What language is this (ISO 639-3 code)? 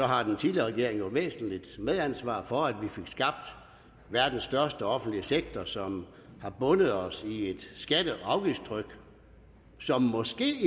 dan